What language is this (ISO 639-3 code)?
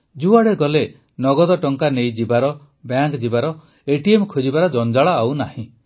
ori